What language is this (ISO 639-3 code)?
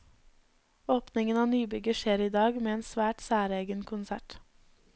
nor